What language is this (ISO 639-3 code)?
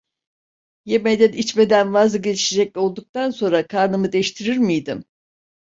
tur